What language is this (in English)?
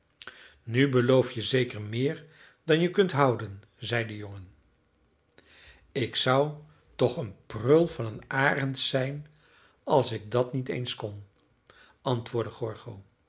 Dutch